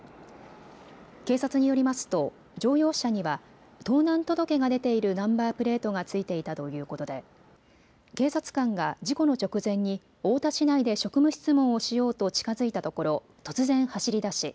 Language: Japanese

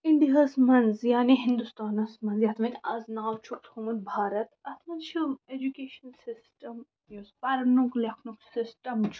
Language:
Kashmiri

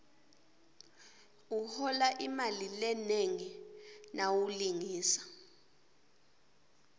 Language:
Swati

